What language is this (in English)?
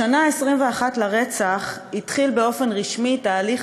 Hebrew